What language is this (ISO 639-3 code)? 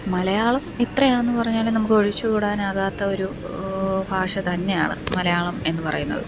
mal